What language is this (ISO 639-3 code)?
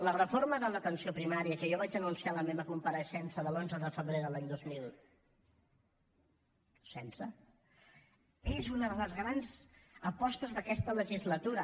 cat